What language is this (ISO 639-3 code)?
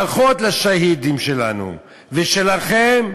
heb